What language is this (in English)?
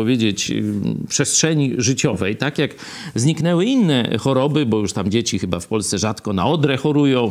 Polish